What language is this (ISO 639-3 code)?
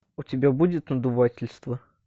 rus